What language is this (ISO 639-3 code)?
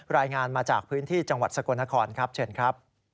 tha